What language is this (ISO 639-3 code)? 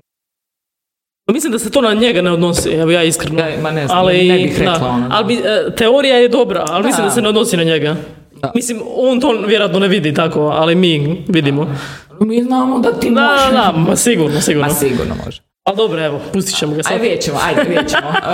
hrv